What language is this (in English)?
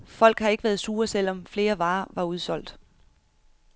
Danish